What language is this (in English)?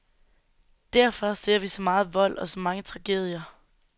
Danish